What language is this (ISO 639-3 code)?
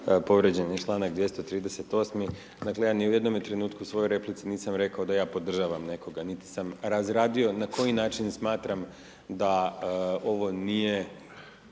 hrv